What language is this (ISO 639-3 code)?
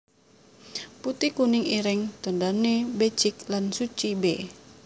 jav